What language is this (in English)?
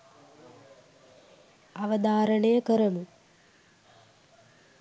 Sinhala